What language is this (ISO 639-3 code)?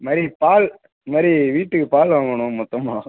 tam